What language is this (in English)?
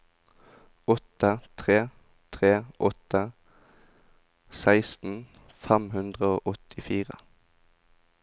Norwegian